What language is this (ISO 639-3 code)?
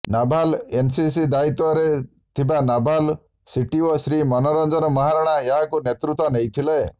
ori